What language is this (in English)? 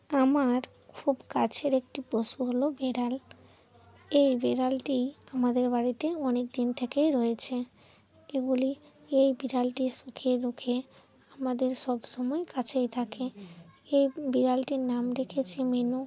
Bangla